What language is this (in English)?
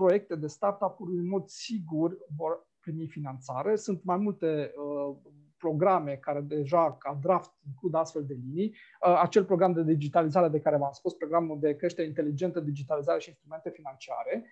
Romanian